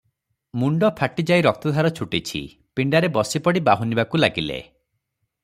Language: Odia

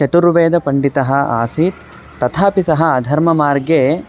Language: Sanskrit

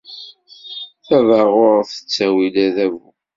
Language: Kabyle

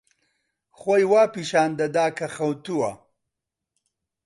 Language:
Central Kurdish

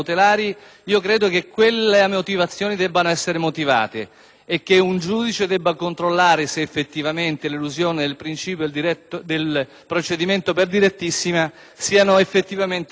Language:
Italian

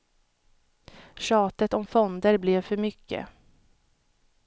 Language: Swedish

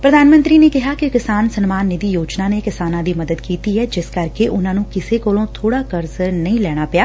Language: Punjabi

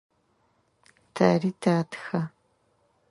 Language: Adyghe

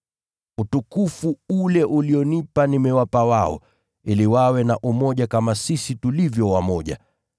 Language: Swahili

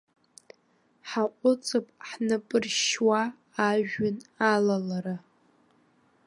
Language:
Abkhazian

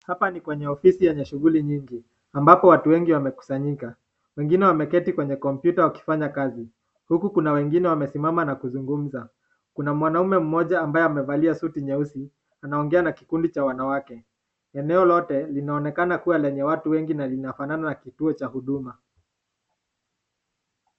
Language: Swahili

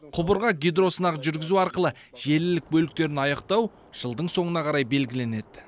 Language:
Kazakh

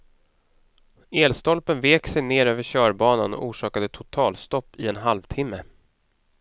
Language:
Swedish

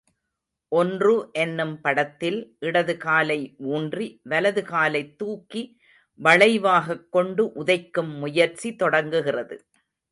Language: Tamil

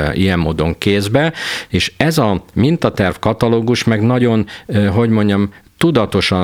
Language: Hungarian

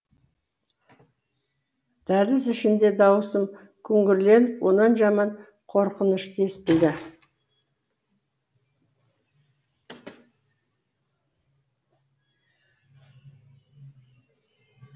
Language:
Kazakh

